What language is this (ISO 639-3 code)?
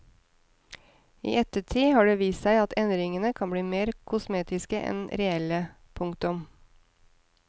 nor